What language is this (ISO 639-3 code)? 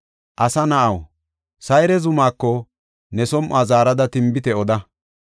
gof